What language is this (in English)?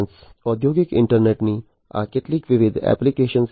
Gujarati